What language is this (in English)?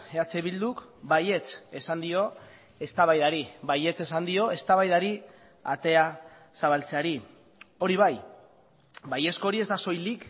Basque